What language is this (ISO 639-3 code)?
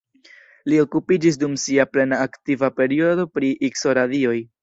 epo